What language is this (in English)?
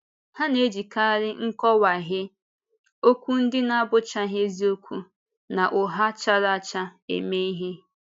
Igbo